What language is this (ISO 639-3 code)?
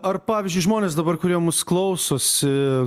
lit